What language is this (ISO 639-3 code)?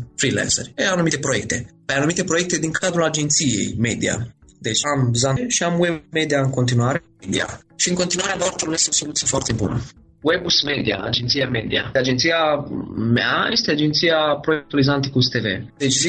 ron